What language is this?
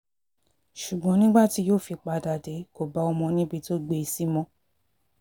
Yoruba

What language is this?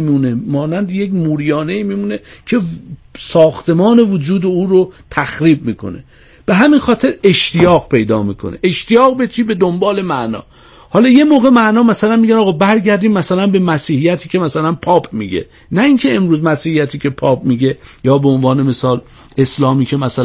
Persian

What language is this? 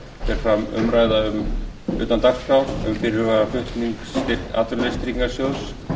Icelandic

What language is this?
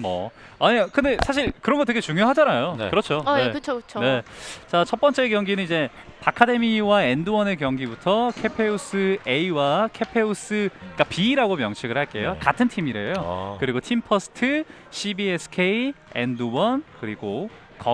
Korean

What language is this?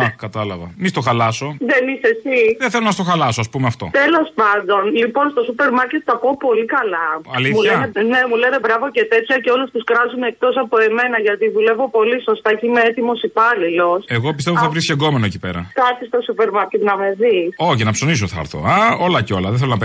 Greek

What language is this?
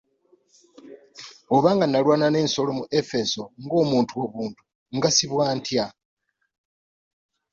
Ganda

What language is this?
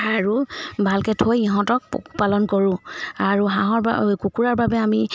Assamese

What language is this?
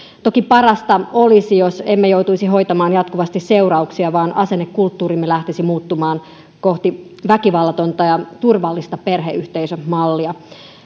Finnish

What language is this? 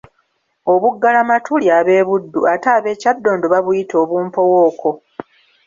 Ganda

